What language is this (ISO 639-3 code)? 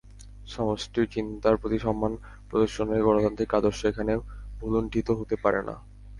ben